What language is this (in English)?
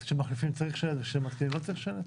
Hebrew